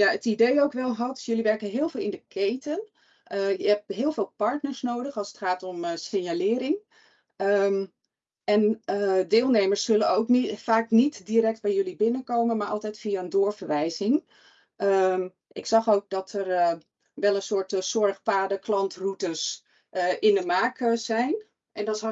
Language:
Dutch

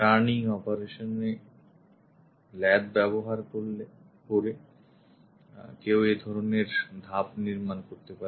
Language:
Bangla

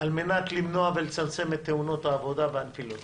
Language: Hebrew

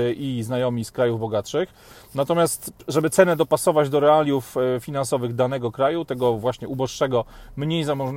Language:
Polish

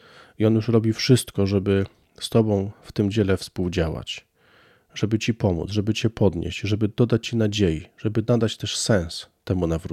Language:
Polish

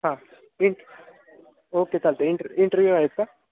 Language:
Marathi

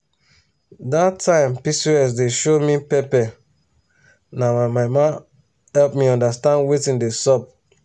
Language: Nigerian Pidgin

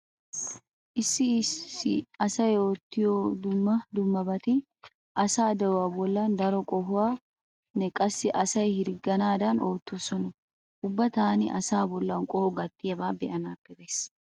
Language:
Wolaytta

